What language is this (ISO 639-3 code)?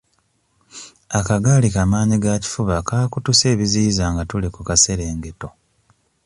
lug